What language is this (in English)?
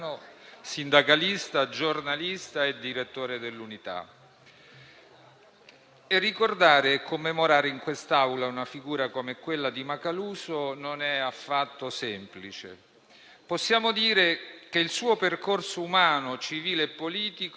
Italian